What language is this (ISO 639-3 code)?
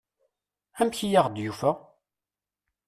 kab